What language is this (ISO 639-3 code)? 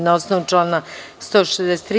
srp